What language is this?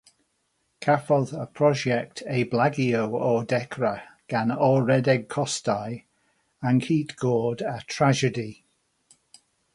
Welsh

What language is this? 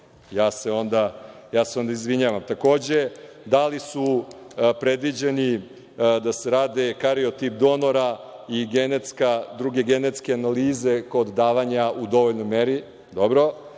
Serbian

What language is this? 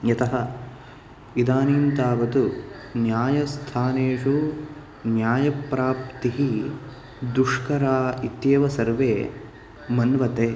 Sanskrit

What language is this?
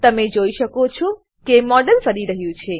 Gujarati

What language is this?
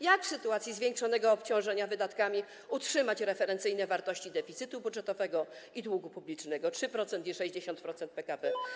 Polish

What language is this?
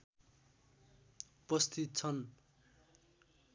Nepali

